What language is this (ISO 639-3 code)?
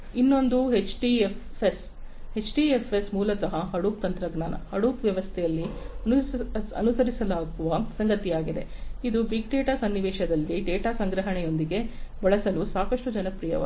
kan